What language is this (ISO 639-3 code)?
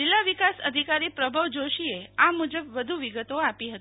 guj